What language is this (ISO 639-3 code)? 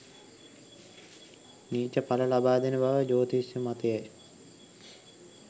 sin